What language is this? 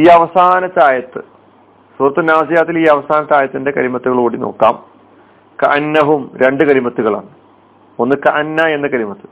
Malayalam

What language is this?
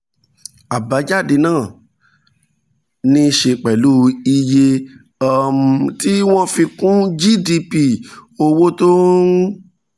Yoruba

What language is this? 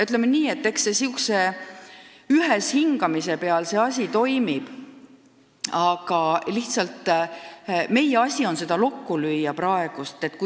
Estonian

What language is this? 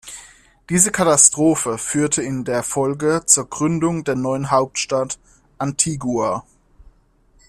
German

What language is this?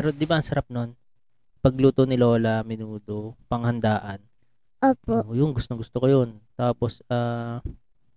Filipino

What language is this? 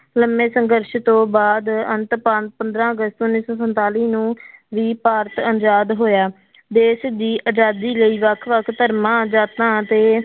Punjabi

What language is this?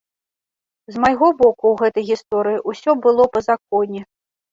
Belarusian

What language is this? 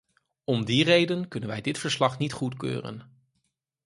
Dutch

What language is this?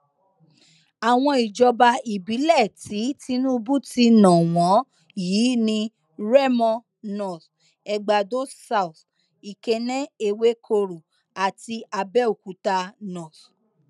Yoruba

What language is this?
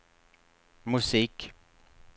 Swedish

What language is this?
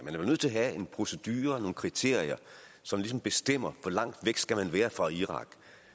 Danish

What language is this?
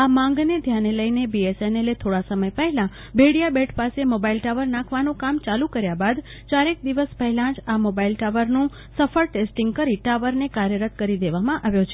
Gujarati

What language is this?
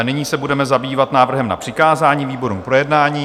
Czech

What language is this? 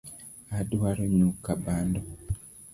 Luo (Kenya and Tanzania)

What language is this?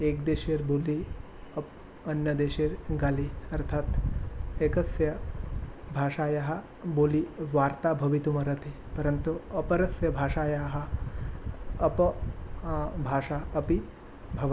Sanskrit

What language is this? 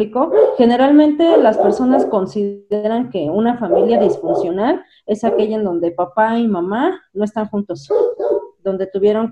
Spanish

